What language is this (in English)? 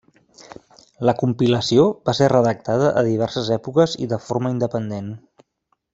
Catalan